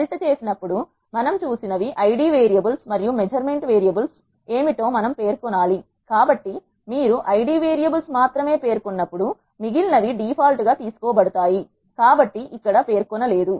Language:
Telugu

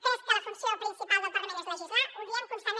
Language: Catalan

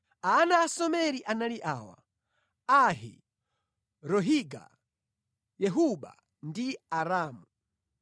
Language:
Nyanja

